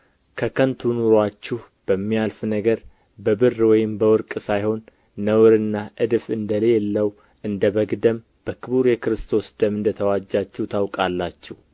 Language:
Amharic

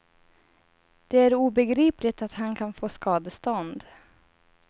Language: Swedish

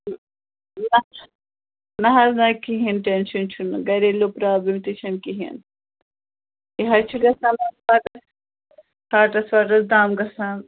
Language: Kashmiri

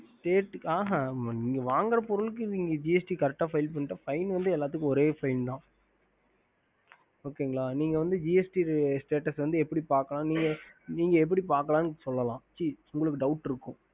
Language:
Tamil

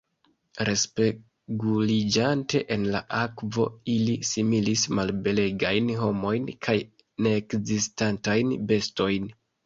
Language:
Esperanto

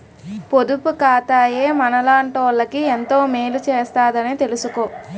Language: Telugu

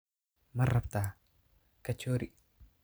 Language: Somali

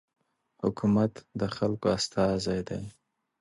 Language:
Pashto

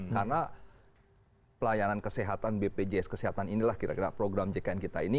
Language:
Indonesian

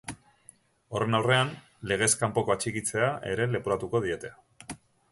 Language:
Basque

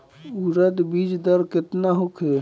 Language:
Bhojpuri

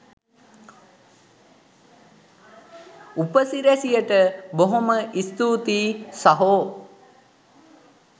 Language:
Sinhala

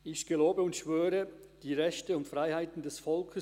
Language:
Swiss German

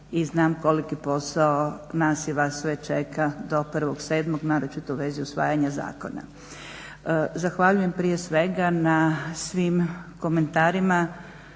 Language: Croatian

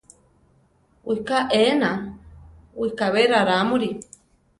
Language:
Central Tarahumara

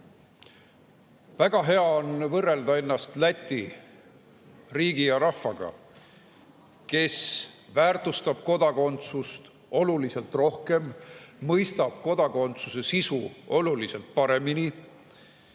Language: Estonian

